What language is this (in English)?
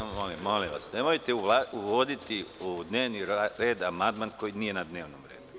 Serbian